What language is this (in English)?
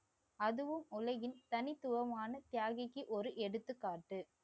Tamil